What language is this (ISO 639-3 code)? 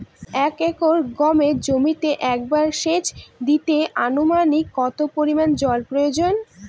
ben